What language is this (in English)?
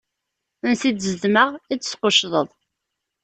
Kabyle